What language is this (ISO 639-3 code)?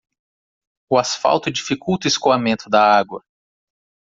por